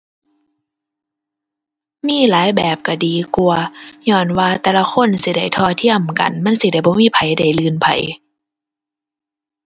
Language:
Thai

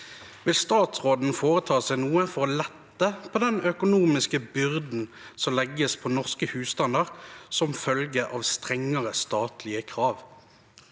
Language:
Norwegian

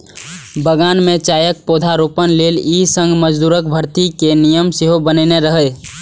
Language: Maithili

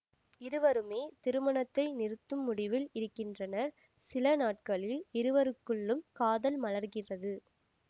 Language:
Tamil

